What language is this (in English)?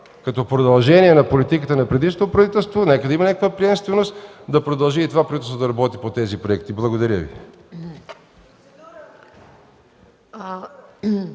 Bulgarian